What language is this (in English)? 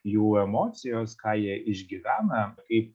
Lithuanian